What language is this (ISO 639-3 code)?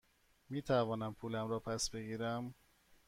fas